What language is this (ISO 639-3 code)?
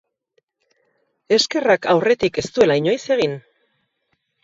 eus